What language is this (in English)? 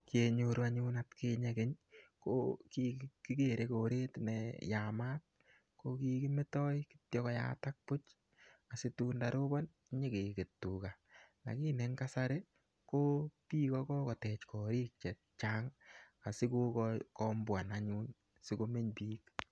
Kalenjin